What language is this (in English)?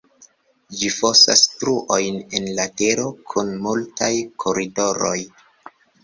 Esperanto